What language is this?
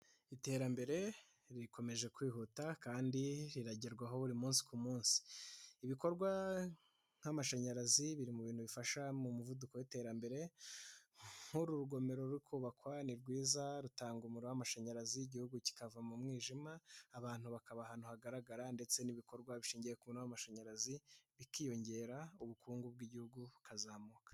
Kinyarwanda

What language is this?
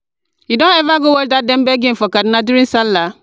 Nigerian Pidgin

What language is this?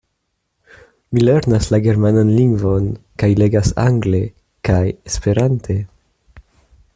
Esperanto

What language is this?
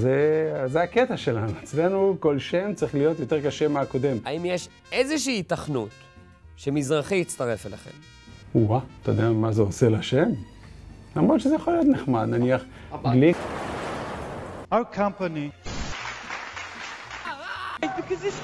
Hebrew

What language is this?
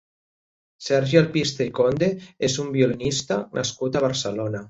Catalan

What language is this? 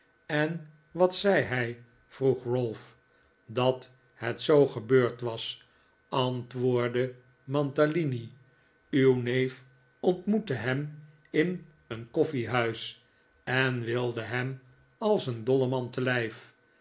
Dutch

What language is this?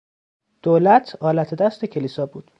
Persian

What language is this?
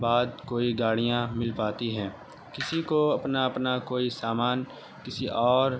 Urdu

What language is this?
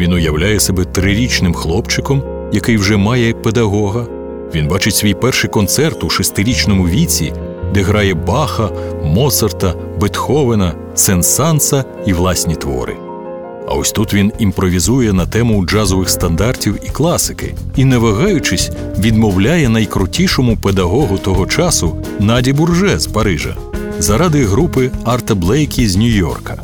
Ukrainian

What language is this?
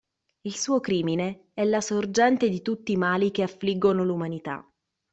Italian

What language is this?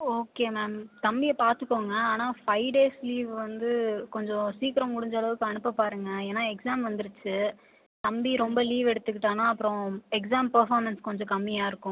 Tamil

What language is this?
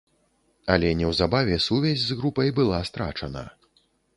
Belarusian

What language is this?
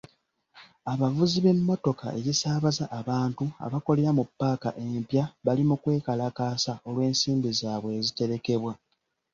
Ganda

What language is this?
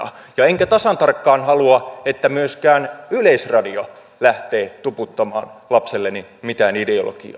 Finnish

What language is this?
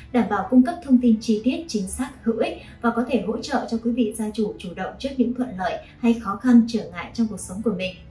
Vietnamese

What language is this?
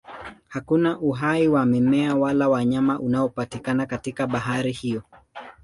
Swahili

